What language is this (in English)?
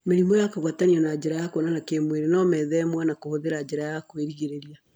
Kikuyu